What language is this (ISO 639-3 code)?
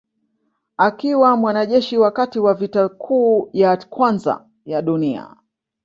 swa